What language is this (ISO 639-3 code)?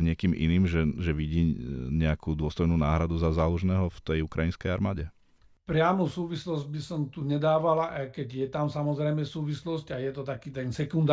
slk